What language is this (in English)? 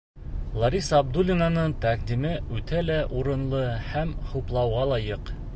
Bashkir